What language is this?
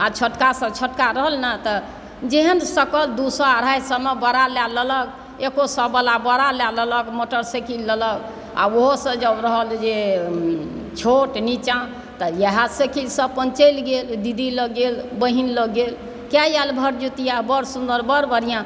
Maithili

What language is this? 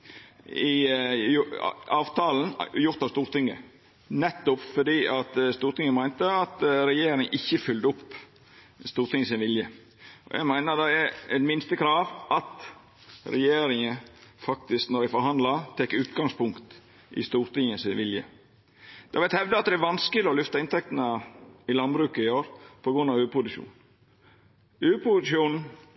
Norwegian Nynorsk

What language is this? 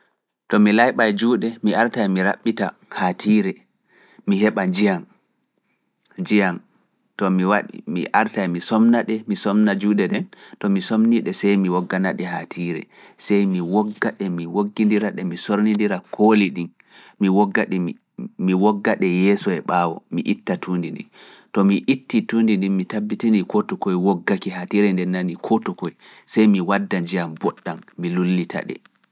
Fula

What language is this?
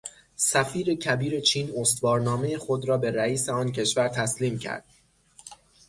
Persian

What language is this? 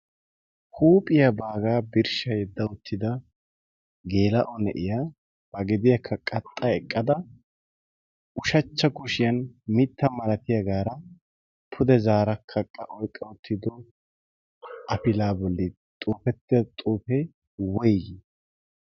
Wolaytta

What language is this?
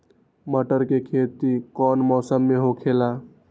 Magahi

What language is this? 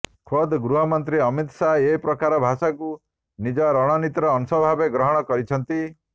Odia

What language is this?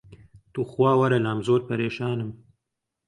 Central Kurdish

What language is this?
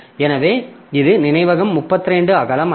Tamil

